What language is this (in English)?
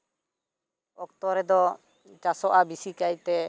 Santali